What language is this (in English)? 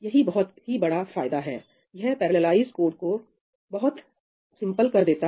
Hindi